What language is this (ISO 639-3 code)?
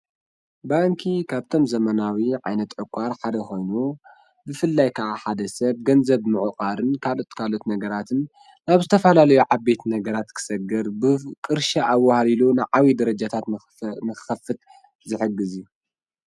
tir